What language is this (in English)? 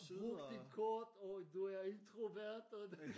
Danish